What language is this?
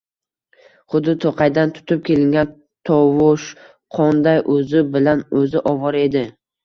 Uzbek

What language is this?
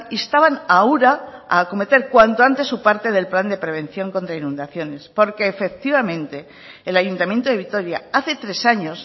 Spanish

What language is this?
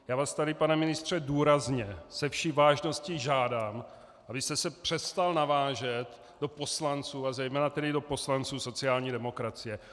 Czech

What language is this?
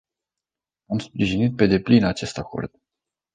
Romanian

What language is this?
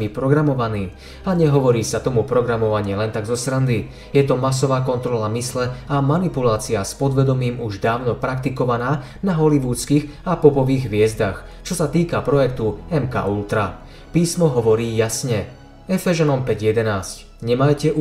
Slovak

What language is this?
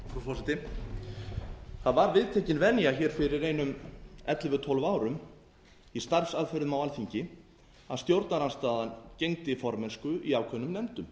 Icelandic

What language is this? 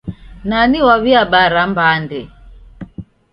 Taita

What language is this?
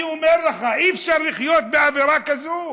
Hebrew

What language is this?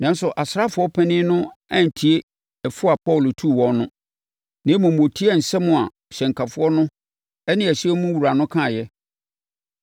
Akan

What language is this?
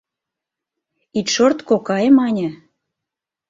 Mari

